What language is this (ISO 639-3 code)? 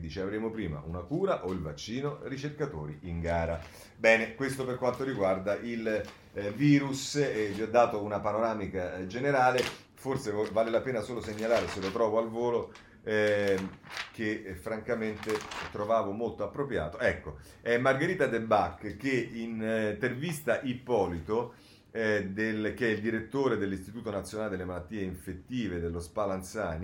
ita